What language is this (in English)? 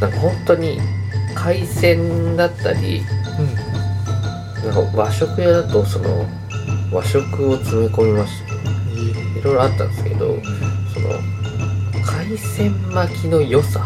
Japanese